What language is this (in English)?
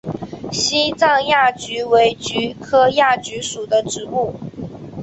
Chinese